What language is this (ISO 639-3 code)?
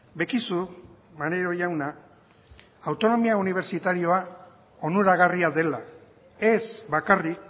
eus